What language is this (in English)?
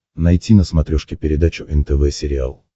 Russian